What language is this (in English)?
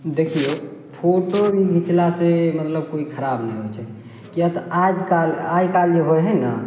Maithili